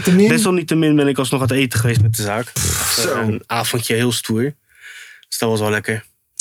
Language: Dutch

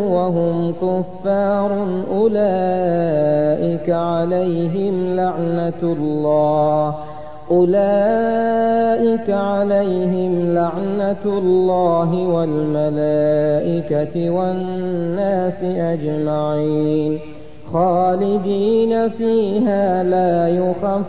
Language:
Arabic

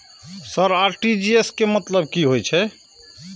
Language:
Maithili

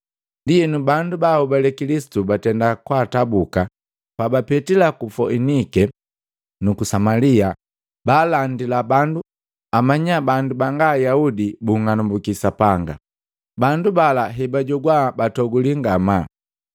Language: Matengo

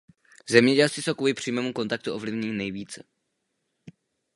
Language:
Czech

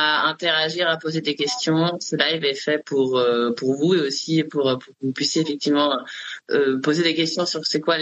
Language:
French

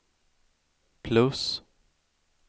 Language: Swedish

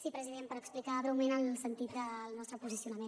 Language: Catalan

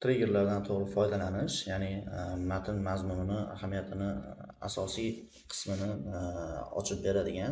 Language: Turkish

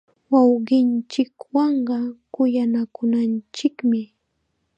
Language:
Chiquián Ancash Quechua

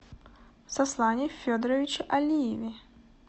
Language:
Russian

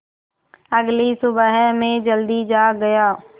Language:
Hindi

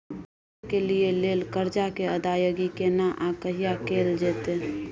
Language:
Maithili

